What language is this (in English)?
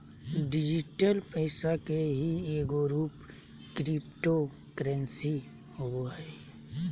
Magahi